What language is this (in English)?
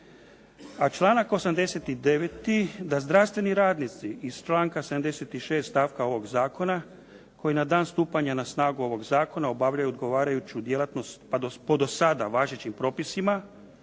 Croatian